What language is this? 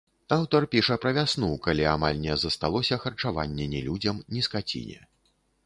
Belarusian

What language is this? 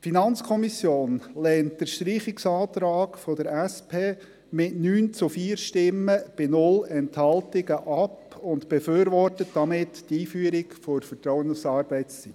Swiss German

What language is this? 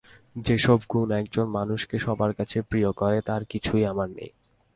Bangla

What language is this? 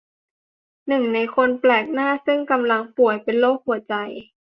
Thai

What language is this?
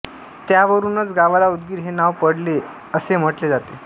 Marathi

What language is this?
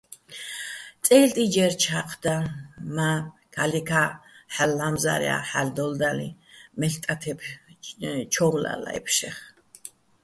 Bats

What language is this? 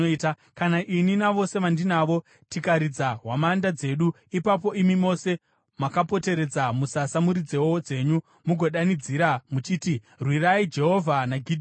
Shona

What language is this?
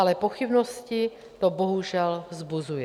Czech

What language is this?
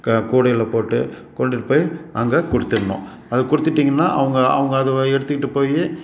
Tamil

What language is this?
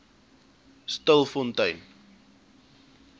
Afrikaans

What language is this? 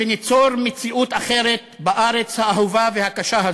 Hebrew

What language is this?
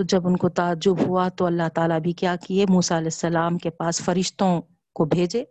Urdu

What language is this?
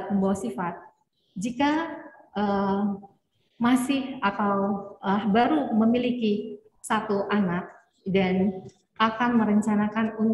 Indonesian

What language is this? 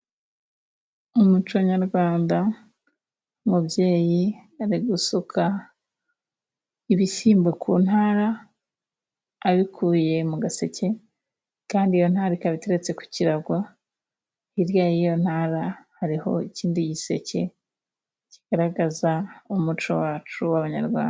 Kinyarwanda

